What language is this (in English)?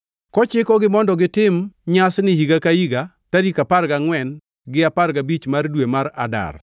Luo (Kenya and Tanzania)